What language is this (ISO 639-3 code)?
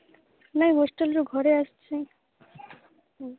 ori